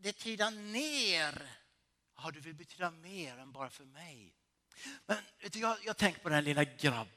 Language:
Swedish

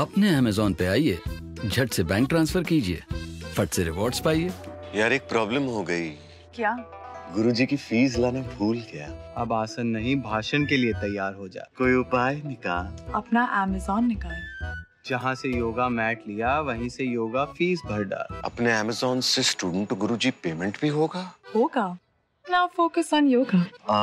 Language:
Hindi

